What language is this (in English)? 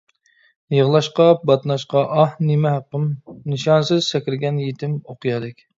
Uyghur